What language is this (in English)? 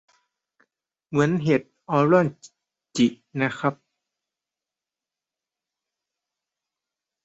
Thai